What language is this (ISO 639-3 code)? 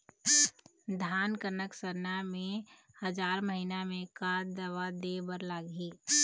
hne